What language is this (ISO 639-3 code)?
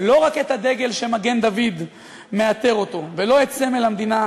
heb